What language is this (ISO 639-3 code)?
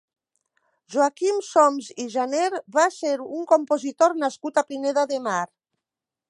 cat